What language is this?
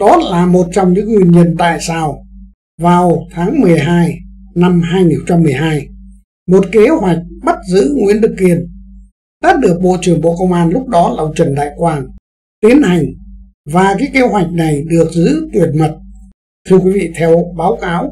Vietnamese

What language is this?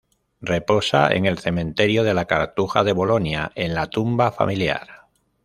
Spanish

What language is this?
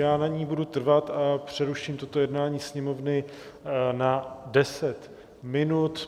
Czech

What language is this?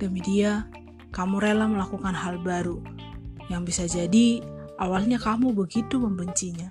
Indonesian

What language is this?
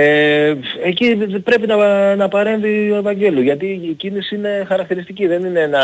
Greek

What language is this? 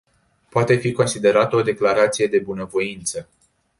Romanian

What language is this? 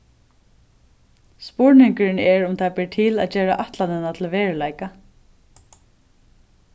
Faroese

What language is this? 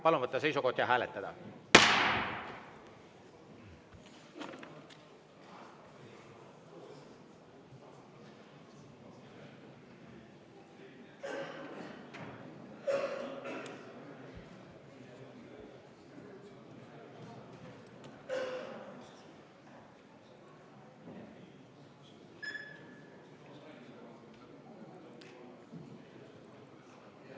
Estonian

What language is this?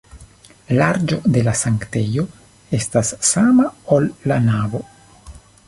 Esperanto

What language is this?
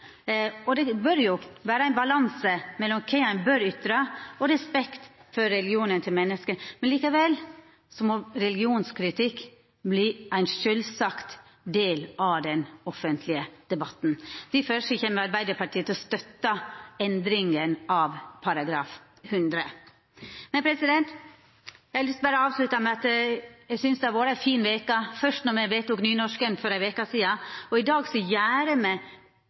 Norwegian Nynorsk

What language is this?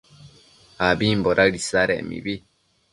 Matsés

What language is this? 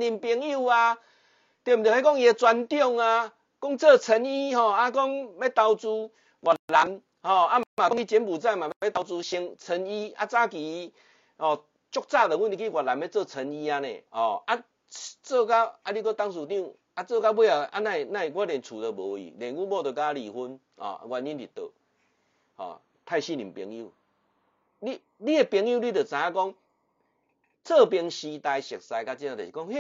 Chinese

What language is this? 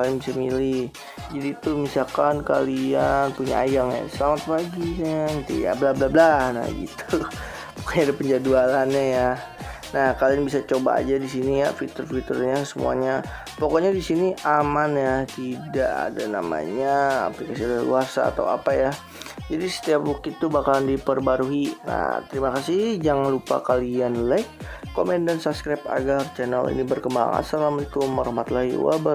Indonesian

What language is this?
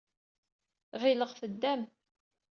Kabyle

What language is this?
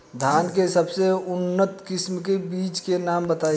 Bhojpuri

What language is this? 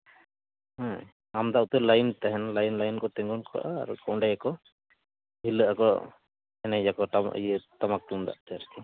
Santali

